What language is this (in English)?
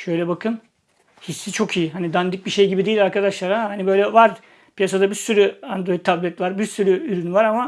Turkish